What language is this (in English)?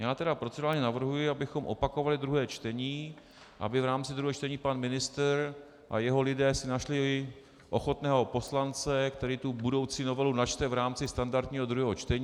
Czech